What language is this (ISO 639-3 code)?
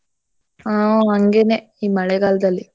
kan